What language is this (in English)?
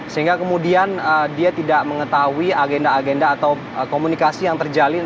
Indonesian